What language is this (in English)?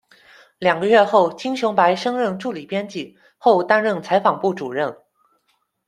Chinese